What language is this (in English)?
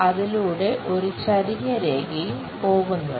Malayalam